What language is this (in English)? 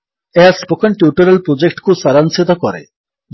Odia